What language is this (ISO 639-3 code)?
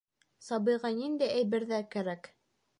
bak